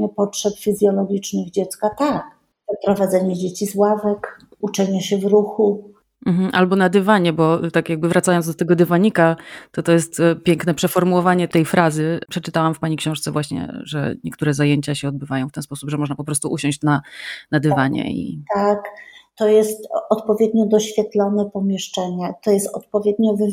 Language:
Polish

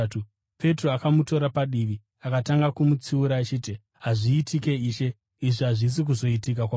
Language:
Shona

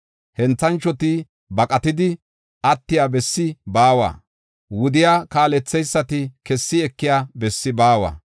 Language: Gofa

